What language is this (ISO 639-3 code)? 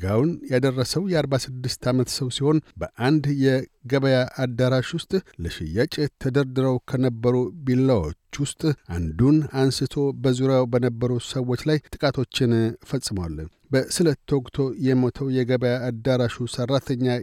amh